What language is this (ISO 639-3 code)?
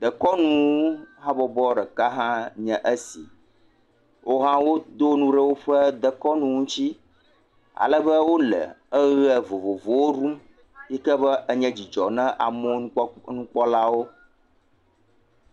ewe